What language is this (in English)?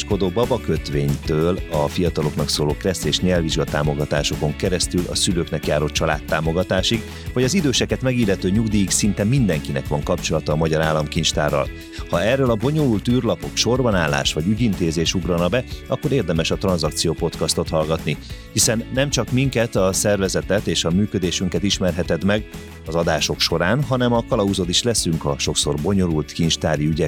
Hungarian